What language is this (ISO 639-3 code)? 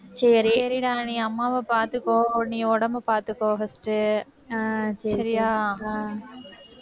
tam